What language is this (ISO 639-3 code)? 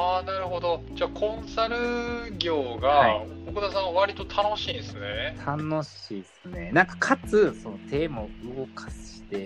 jpn